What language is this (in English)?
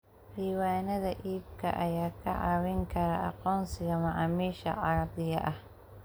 Somali